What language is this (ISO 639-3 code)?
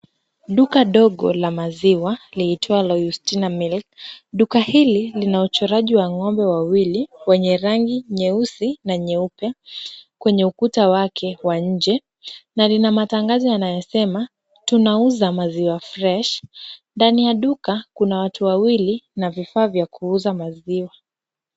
swa